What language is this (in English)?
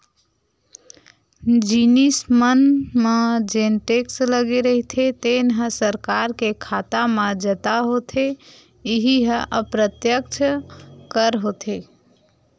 Chhattisgarhi